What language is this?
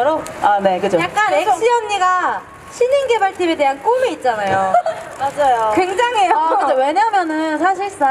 Korean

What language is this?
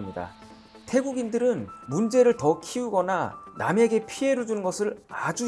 Korean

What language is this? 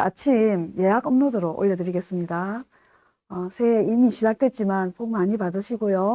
Korean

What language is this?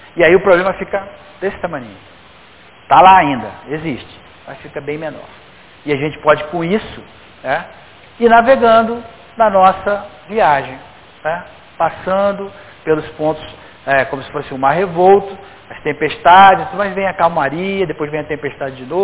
Portuguese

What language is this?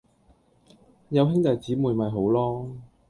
Cantonese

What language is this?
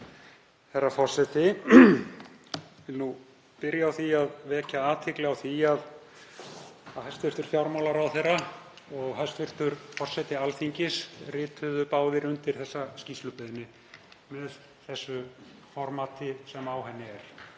Icelandic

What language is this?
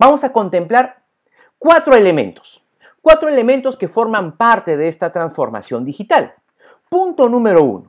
Spanish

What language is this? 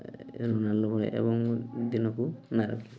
Odia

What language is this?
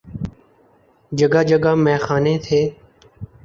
Urdu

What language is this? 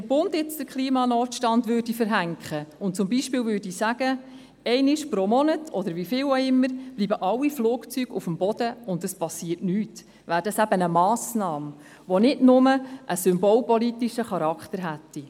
Swiss German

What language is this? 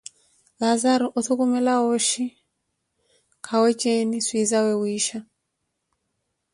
Koti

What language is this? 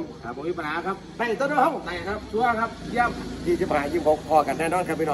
Thai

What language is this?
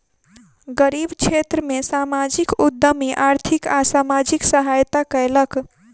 Maithili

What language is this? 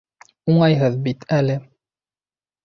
Bashkir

